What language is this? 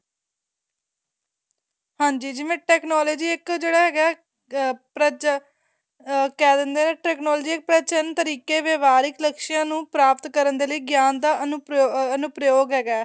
Punjabi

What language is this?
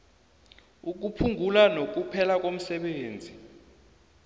South Ndebele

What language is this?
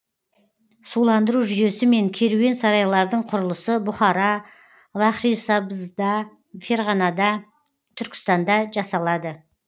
Kazakh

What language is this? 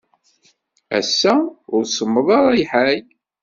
Kabyle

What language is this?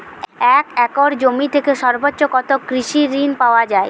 Bangla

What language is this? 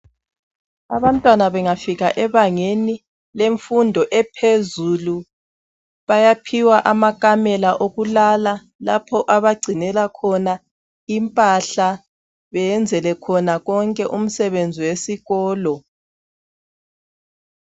North Ndebele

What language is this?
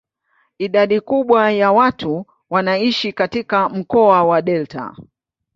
Swahili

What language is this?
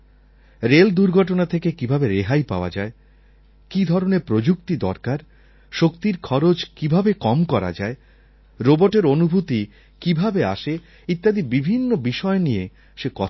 Bangla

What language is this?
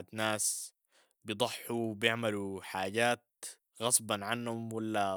Sudanese Arabic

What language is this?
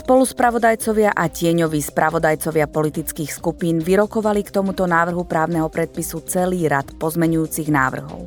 Slovak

